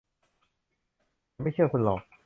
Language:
Thai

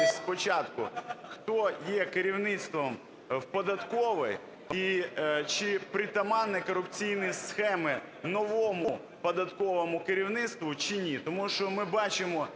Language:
Ukrainian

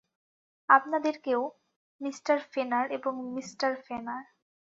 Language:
Bangla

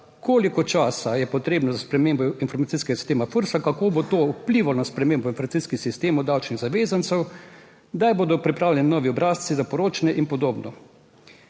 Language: Slovenian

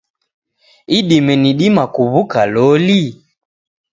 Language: Taita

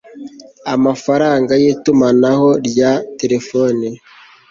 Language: Kinyarwanda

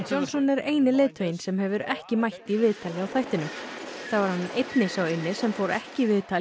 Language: Icelandic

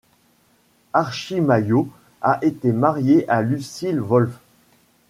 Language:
French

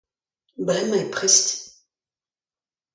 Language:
Breton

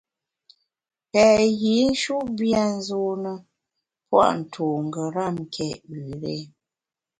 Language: Bamun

